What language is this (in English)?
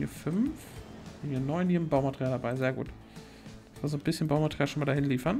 German